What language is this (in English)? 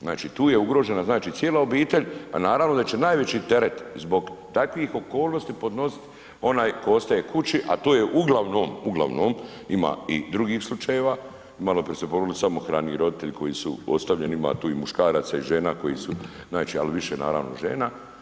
Croatian